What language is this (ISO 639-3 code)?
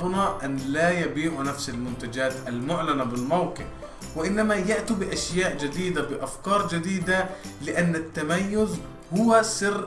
ara